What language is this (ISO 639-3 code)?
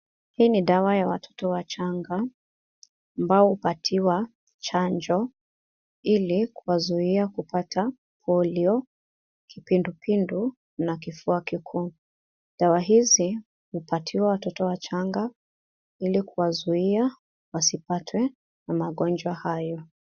swa